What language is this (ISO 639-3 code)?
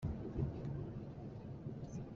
cnh